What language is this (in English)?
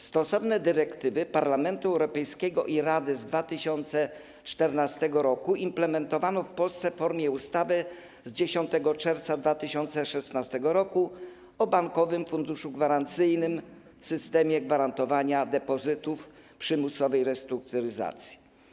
Polish